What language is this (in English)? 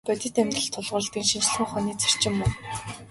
Mongolian